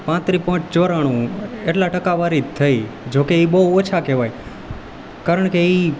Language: Gujarati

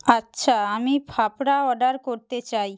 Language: Bangla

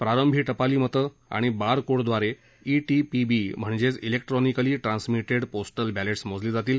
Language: Marathi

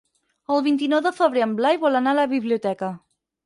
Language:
Catalan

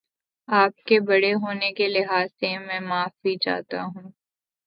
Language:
Urdu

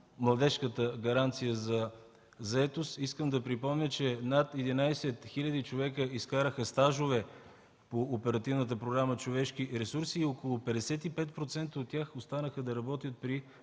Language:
Bulgarian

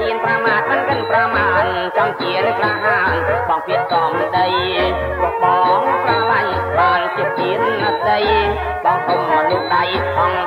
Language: Thai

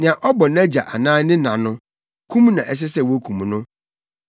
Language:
Akan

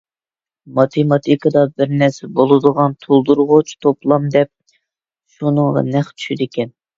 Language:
Uyghur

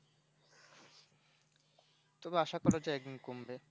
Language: Bangla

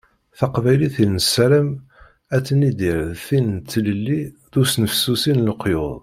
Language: Kabyle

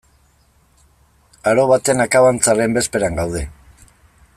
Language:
Basque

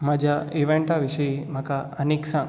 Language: Konkani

